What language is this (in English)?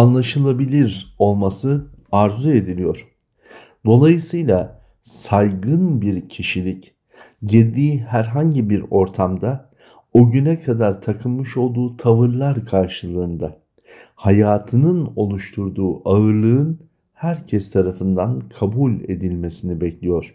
Turkish